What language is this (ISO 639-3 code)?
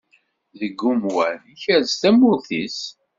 kab